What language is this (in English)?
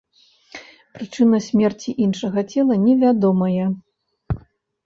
Belarusian